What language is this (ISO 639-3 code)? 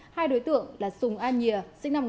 vie